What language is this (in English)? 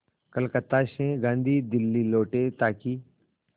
Hindi